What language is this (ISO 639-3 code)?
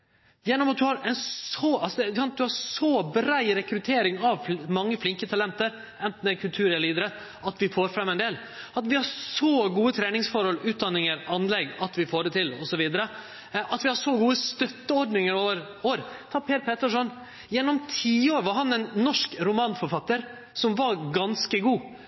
nno